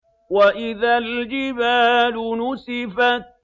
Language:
Arabic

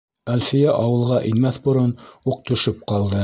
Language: Bashkir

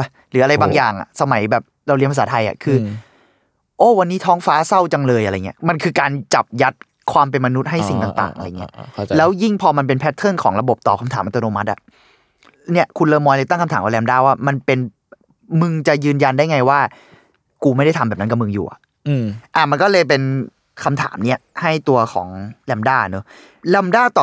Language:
Thai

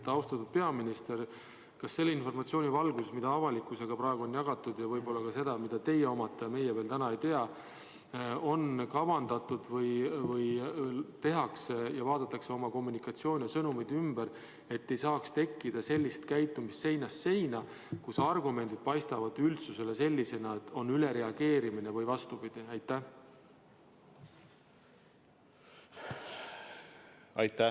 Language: Estonian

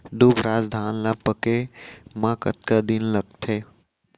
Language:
Chhattisgarhi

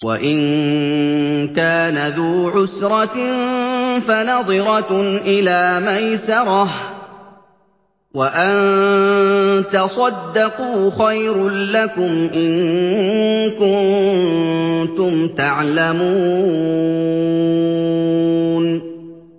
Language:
Arabic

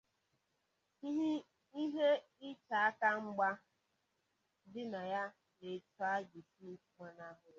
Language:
Igbo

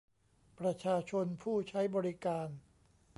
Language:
Thai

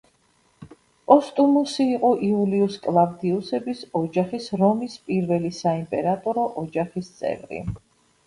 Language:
Georgian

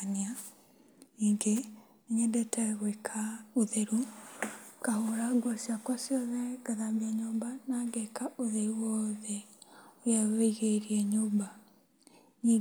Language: Kikuyu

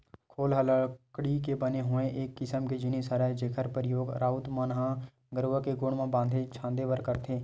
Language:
Chhattisgarhi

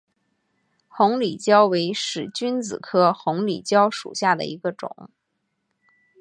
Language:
Chinese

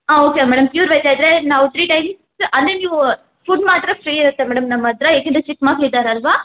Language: Kannada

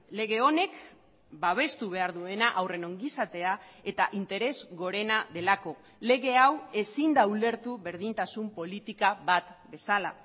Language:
Basque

